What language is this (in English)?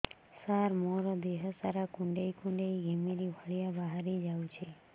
Odia